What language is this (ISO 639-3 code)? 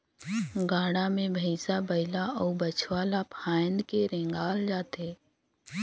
hne